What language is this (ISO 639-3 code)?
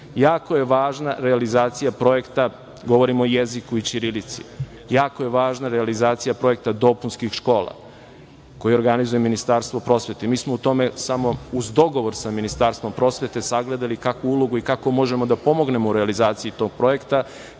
srp